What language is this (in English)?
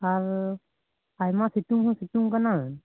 Santali